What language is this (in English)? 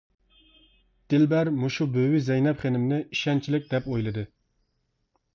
Uyghur